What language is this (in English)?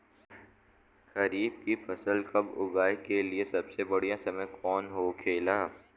Bhojpuri